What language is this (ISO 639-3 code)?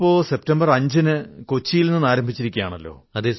mal